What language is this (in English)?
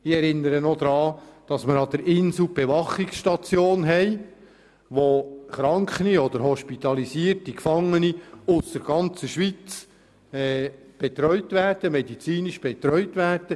Swiss German